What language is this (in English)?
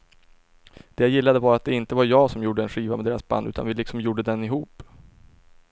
Swedish